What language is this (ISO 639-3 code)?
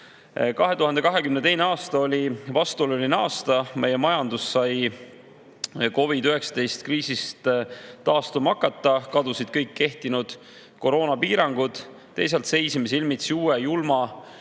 est